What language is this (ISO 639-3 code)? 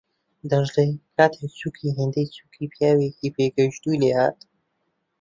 ckb